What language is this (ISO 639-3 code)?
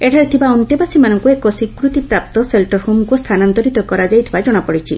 ori